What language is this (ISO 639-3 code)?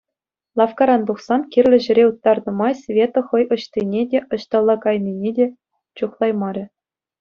chv